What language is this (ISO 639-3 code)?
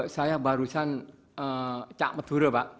ind